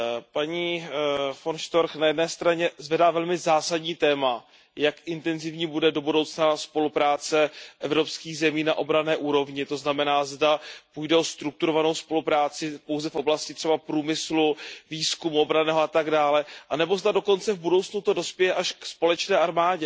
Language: Czech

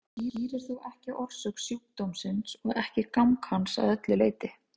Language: Icelandic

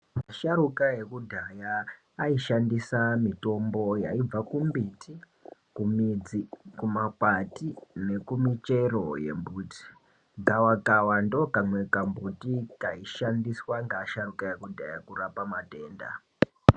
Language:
Ndau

